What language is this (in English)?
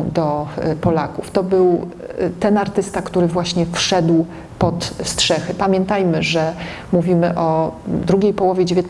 Polish